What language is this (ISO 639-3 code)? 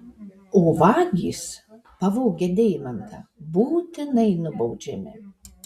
lit